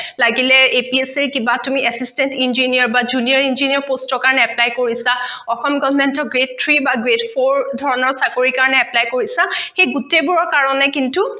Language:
Assamese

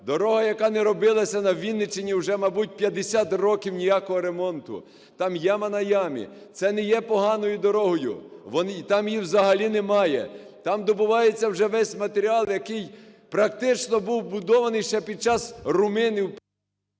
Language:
Ukrainian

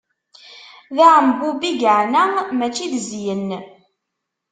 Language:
Kabyle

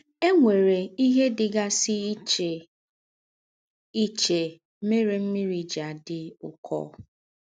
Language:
Igbo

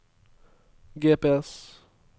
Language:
Norwegian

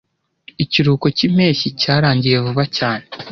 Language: Kinyarwanda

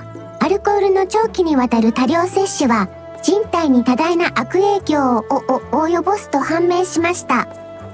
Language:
Japanese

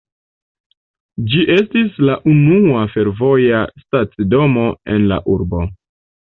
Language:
Esperanto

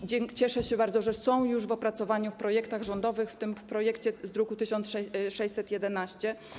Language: Polish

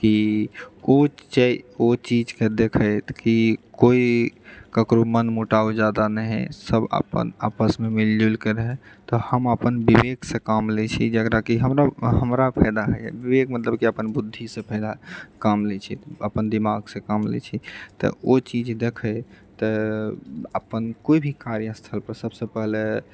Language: Maithili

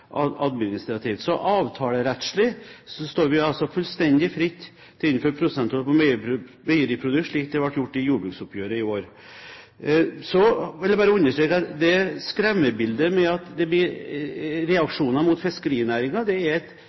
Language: Norwegian Bokmål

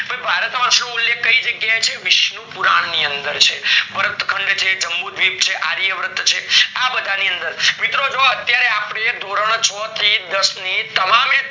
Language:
Gujarati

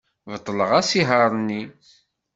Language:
Kabyle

